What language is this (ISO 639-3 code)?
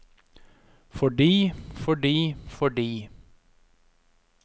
nor